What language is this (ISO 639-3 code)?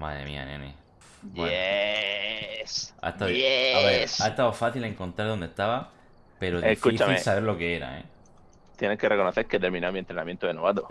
spa